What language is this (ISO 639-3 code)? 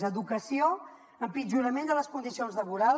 cat